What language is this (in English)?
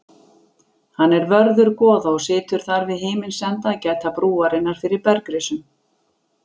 Icelandic